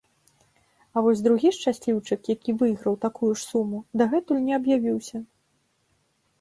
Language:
Belarusian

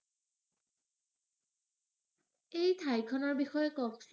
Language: Assamese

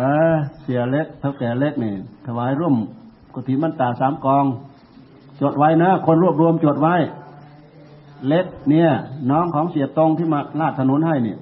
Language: Thai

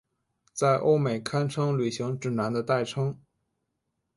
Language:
Chinese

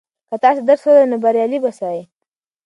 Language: Pashto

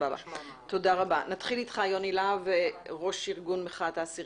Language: Hebrew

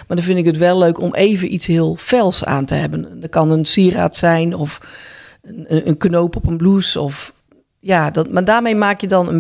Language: Dutch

